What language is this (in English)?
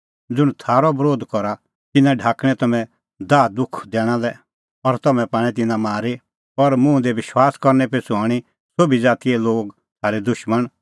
Kullu Pahari